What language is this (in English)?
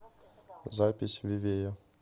Russian